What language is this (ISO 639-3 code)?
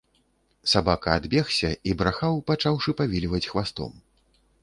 bel